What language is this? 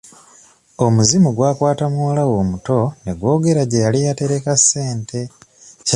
Ganda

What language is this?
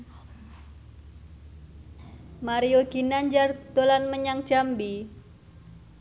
Javanese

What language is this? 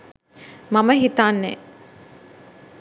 Sinhala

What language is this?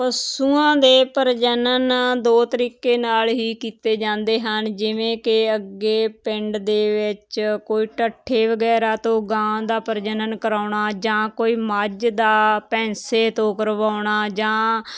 Punjabi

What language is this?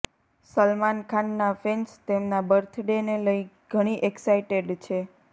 Gujarati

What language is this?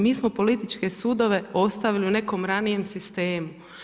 Croatian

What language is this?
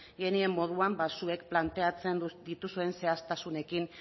Basque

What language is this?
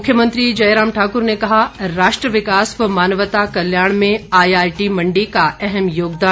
Hindi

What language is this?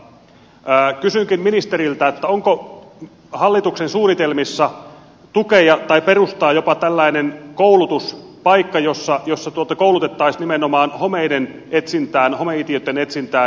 Finnish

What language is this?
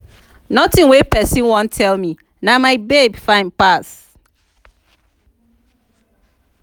Nigerian Pidgin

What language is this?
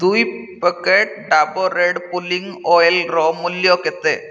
Odia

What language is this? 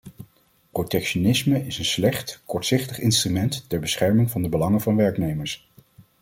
Dutch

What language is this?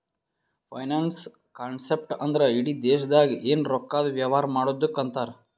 Kannada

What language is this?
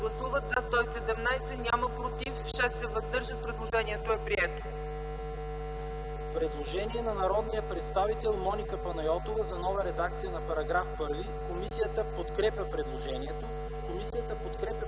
Bulgarian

